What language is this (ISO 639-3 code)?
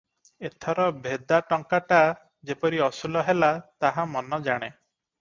ori